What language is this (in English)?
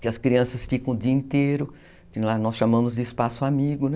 Portuguese